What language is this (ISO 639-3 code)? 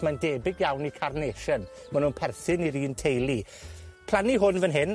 cym